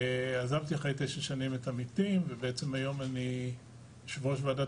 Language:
Hebrew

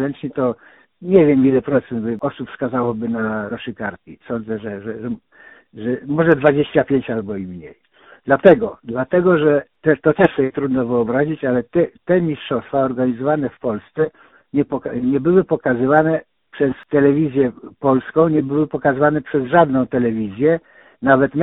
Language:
Polish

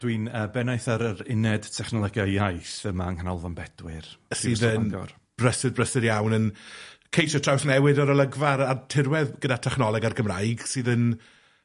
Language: Welsh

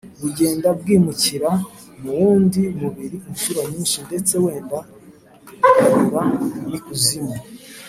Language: Kinyarwanda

